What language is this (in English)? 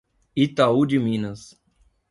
Portuguese